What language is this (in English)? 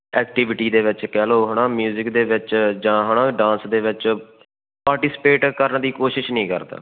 Punjabi